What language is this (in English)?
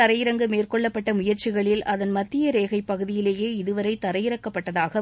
Tamil